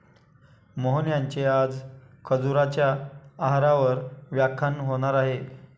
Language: Marathi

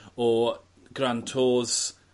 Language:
Welsh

